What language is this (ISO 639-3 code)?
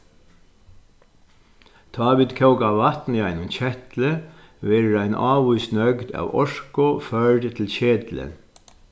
fao